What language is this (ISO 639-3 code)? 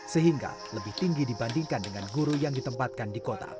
ind